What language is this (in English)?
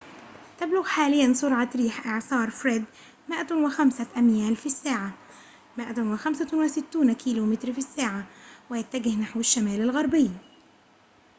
Arabic